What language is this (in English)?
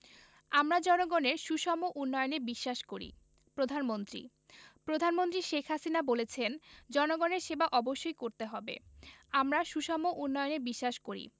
Bangla